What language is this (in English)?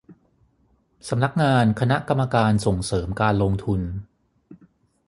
Thai